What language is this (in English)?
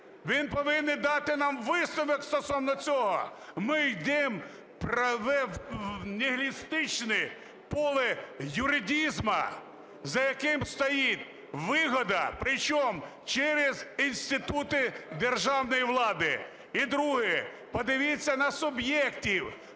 Ukrainian